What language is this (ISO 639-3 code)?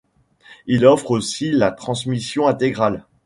fra